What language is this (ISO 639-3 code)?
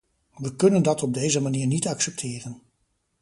nld